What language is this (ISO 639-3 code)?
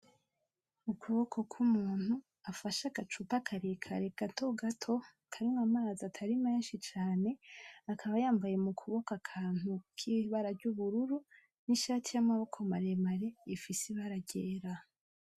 run